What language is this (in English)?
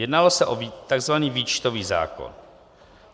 Czech